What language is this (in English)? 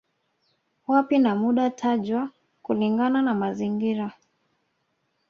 Swahili